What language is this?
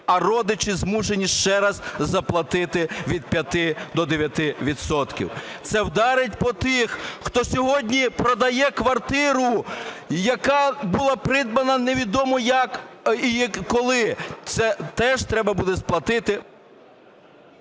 Ukrainian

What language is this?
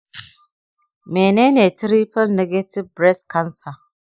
Hausa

